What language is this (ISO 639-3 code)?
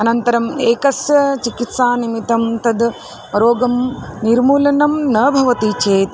san